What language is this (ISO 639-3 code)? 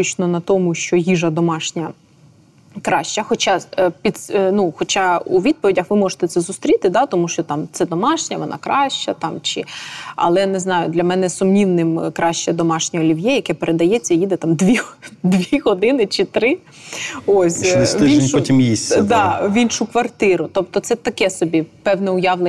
ukr